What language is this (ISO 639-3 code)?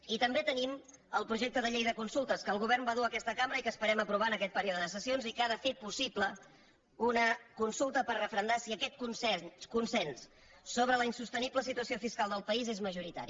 cat